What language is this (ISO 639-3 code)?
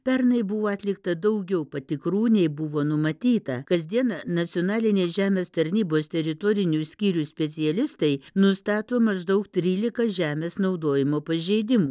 lit